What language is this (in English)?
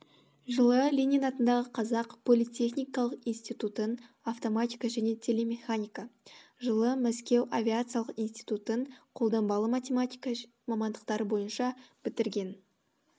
Kazakh